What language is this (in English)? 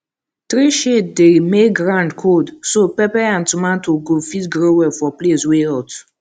Nigerian Pidgin